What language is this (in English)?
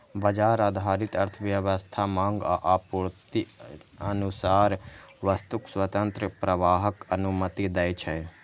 Maithili